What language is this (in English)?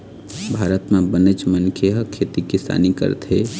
Chhattisgarhi